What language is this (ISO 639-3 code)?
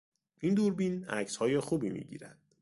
fas